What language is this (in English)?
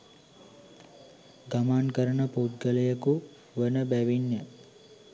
Sinhala